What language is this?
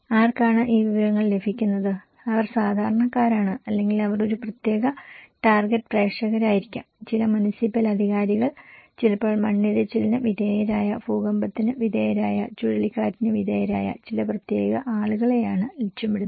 Malayalam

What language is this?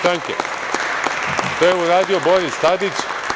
Serbian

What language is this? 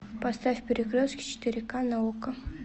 Russian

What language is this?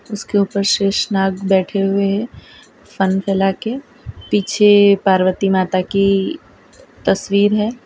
Hindi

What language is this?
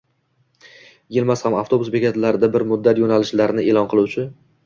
Uzbek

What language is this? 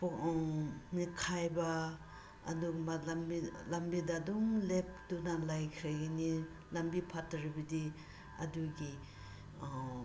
Manipuri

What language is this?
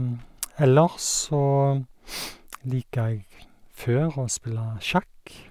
Norwegian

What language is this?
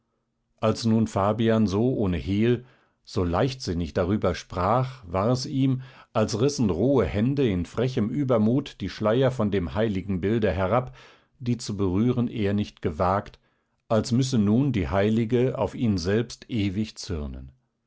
German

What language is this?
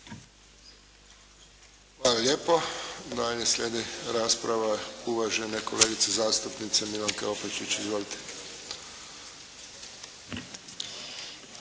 Croatian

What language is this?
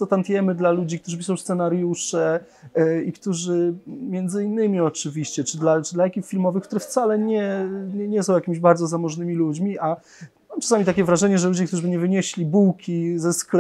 Polish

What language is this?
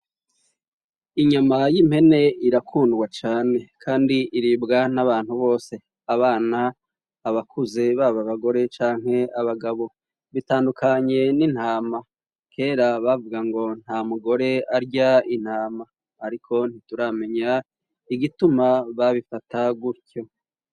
Rundi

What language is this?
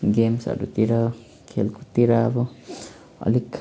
Nepali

